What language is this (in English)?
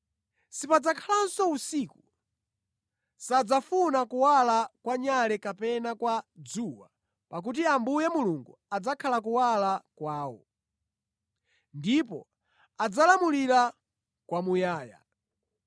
Nyanja